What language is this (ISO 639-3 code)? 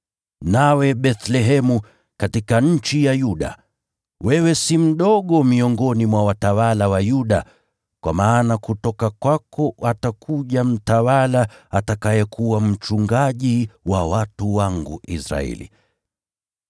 swa